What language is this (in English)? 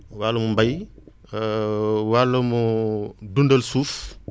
Wolof